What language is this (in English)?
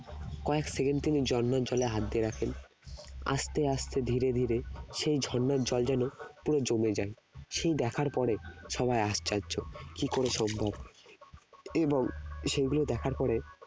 Bangla